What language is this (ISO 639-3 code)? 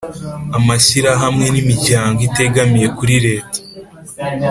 kin